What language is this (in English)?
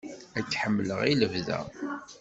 Kabyle